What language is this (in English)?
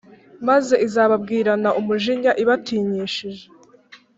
Kinyarwanda